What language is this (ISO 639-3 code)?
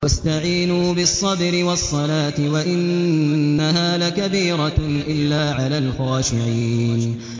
ara